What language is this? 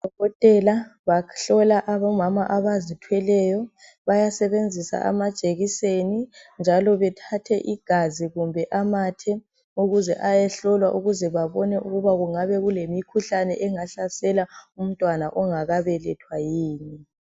North Ndebele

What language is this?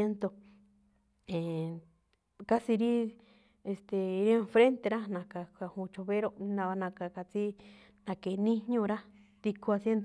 Malinaltepec Me'phaa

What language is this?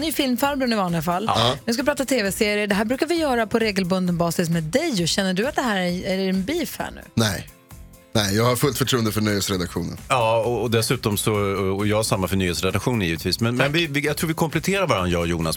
Swedish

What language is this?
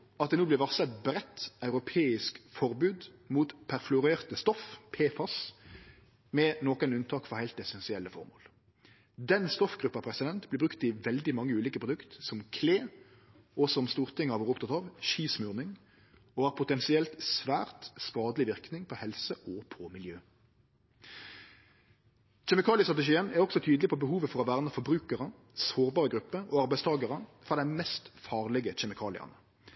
Norwegian Nynorsk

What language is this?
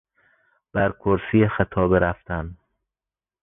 Persian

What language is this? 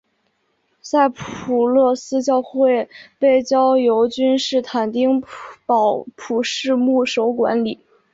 Chinese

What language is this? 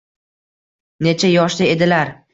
Uzbek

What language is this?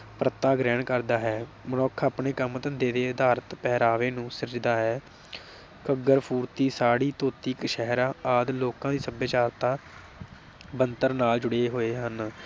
Punjabi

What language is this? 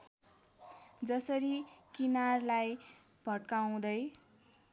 Nepali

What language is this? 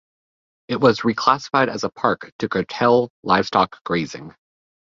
English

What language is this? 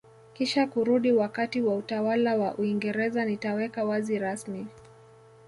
Swahili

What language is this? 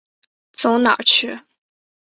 Chinese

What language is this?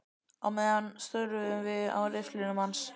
Icelandic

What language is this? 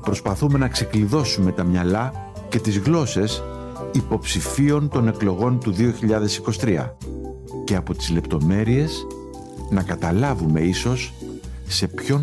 Greek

